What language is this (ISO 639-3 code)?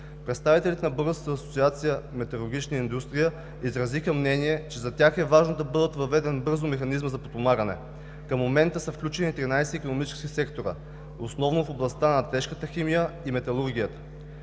bul